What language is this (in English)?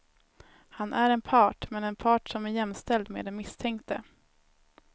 Swedish